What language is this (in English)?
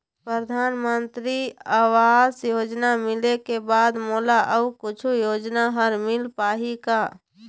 Chhattisgarhi